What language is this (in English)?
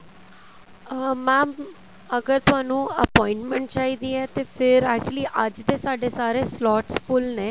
Punjabi